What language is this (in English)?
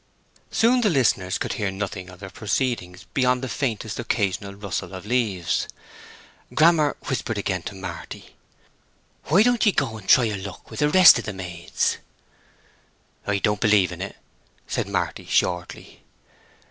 English